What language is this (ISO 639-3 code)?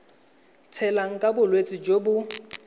tsn